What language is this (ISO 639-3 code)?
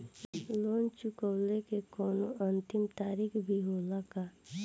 bho